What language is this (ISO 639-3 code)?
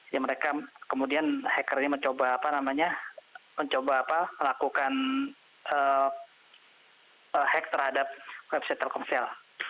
ind